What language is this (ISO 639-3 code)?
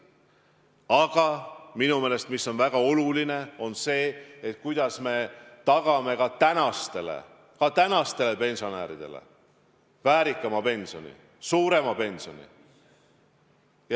est